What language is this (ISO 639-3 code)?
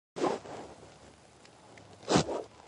kat